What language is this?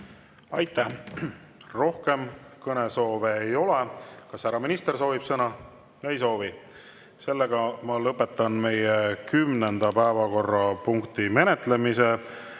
Estonian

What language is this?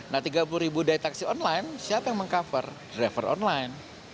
Indonesian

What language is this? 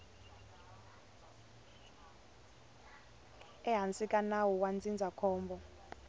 Tsonga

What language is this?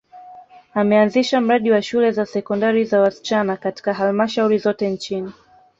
Swahili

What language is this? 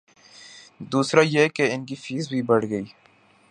Urdu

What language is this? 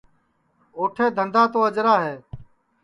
Sansi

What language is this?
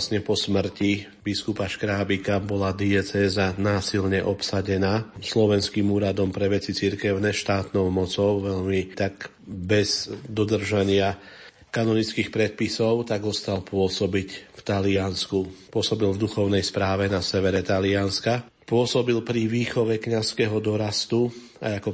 Slovak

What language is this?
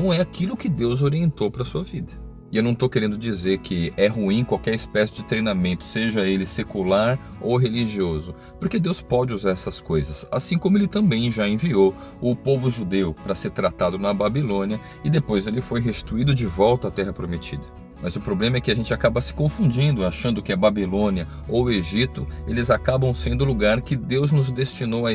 Portuguese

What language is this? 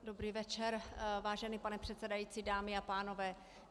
Czech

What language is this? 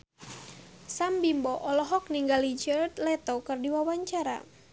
Sundanese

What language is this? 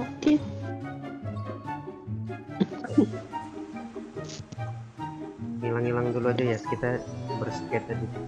Indonesian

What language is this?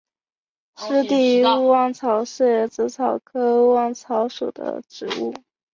Chinese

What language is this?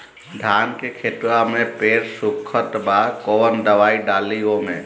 Bhojpuri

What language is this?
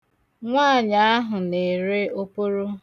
Igbo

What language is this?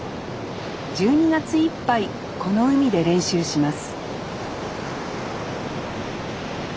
Japanese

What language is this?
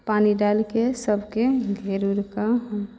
Maithili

